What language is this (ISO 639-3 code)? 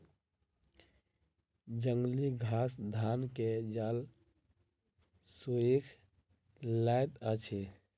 mai